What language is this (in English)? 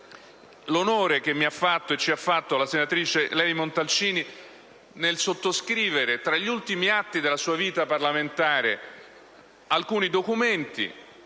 Italian